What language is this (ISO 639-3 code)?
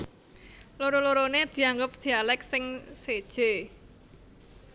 jav